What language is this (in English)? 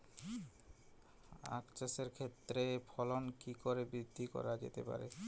Bangla